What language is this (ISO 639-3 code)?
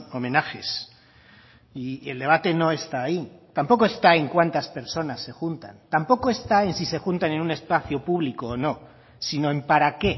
spa